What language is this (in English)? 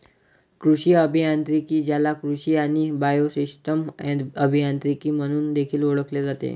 Marathi